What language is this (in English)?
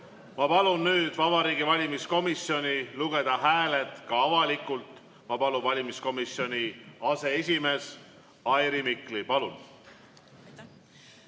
Estonian